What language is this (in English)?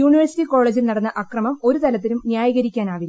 Malayalam